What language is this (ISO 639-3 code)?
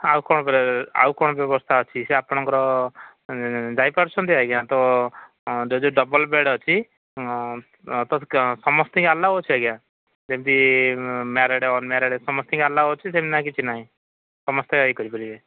ori